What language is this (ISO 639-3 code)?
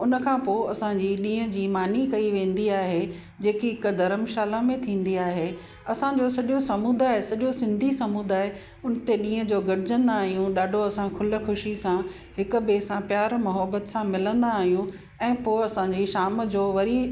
snd